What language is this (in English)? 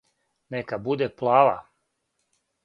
Serbian